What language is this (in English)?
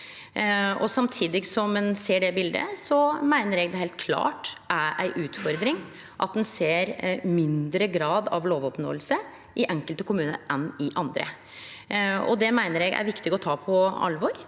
Norwegian